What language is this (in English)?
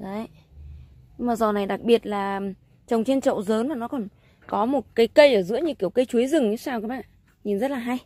Vietnamese